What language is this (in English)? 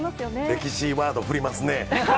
Japanese